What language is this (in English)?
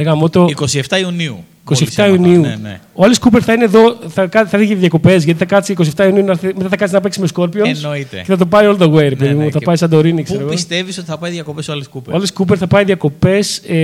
Greek